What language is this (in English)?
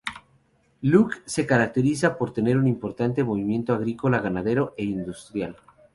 Spanish